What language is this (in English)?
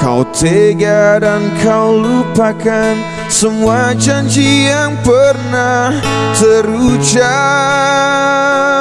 Indonesian